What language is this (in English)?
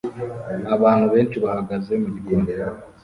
Kinyarwanda